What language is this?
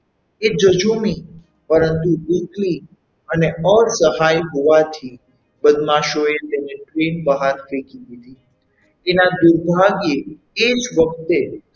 Gujarati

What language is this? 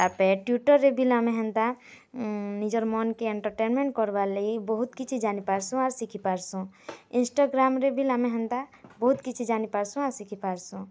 Odia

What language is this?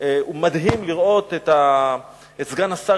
Hebrew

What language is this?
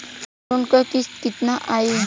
Bhojpuri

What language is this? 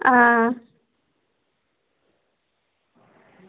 Dogri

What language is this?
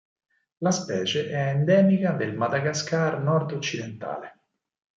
Italian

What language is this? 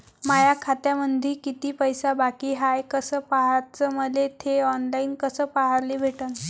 Marathi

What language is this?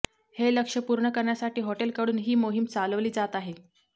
Marathi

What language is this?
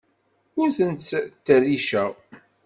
Kabyle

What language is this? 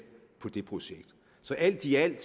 Danish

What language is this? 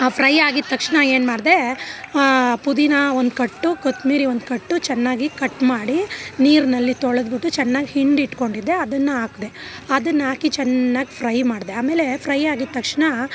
Kannada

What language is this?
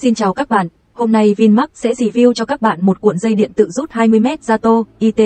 Vietnamese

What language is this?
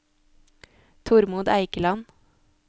Norwegian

